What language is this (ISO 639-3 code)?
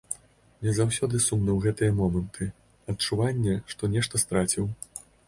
bel